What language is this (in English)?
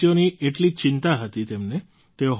Gujarati